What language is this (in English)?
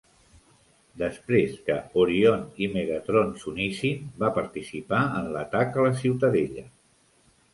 Catalan